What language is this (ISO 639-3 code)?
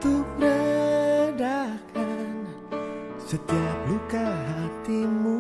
ind